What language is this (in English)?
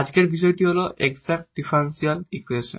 Bangla